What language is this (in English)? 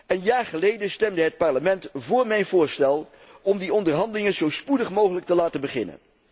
Dutch